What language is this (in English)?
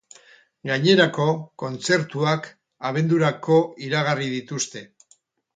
Basque